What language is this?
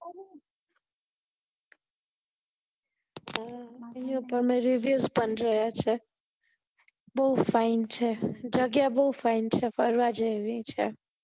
Gujarati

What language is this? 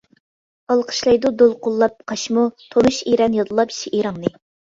Uyghur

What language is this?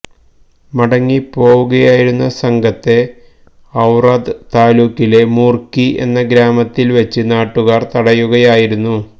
Malayalam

